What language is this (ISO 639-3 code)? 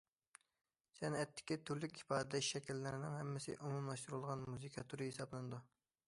uig